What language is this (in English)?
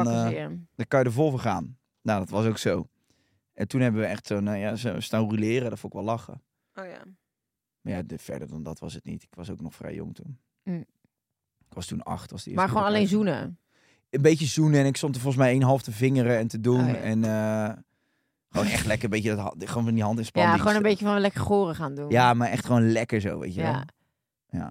Dutch